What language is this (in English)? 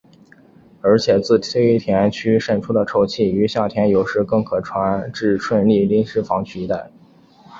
Chinese